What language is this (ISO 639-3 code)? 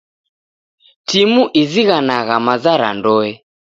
dav